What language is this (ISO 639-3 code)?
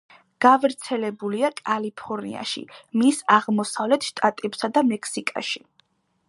kat